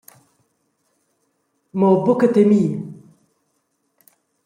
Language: Romansh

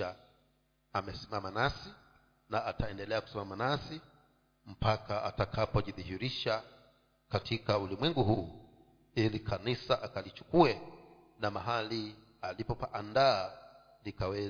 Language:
Swahili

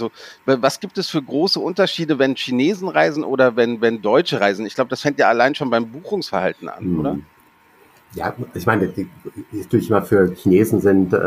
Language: German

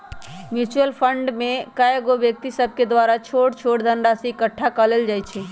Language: Magahi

